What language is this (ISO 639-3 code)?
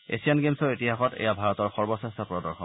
asm